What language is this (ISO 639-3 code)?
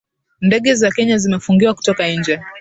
swa